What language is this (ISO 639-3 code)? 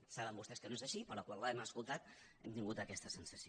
cat